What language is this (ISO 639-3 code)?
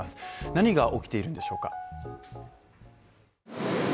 jpn